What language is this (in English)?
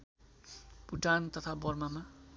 Nepali